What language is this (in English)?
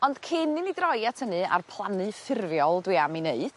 Welsh